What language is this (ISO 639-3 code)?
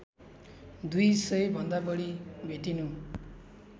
nep